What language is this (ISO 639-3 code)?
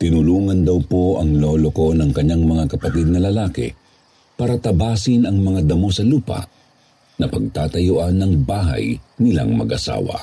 fil